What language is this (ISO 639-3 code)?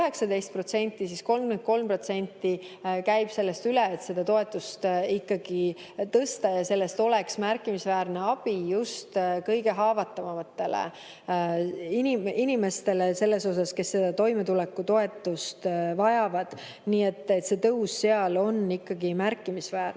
est